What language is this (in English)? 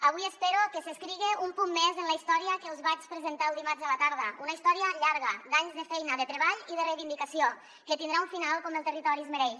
Catalan